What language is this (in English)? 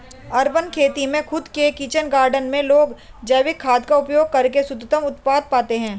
Hindi